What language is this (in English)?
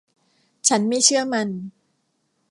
Thai